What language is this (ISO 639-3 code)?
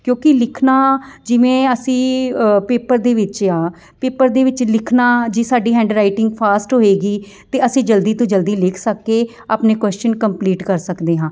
pan